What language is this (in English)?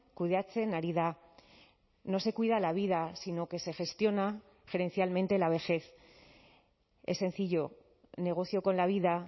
Spanish